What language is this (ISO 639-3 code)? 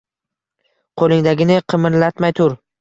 uzb